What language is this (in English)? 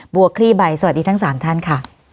Thai